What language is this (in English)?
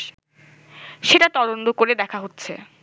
Bangla